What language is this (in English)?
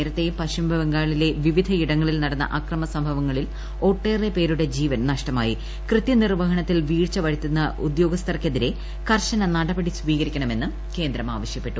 Malayalam